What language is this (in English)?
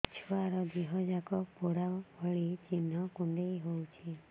Odia